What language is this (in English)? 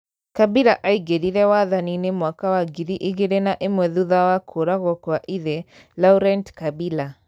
Kikuyu